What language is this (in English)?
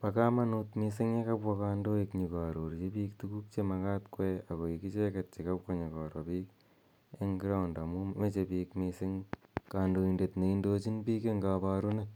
Kalenjin